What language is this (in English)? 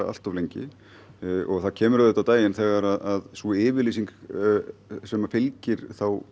Icelandic